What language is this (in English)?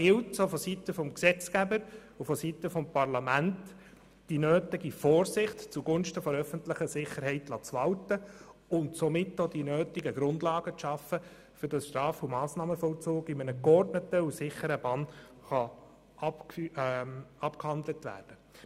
Swiss German